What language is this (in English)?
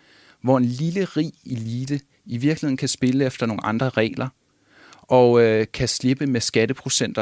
Danish